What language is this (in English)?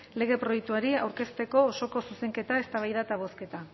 Basque